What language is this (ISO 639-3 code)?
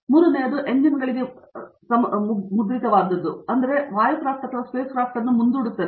kan